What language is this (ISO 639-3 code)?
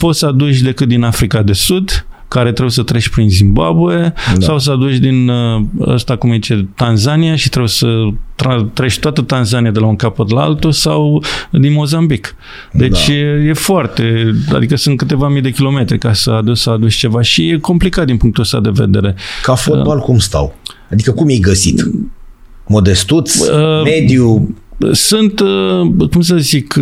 ron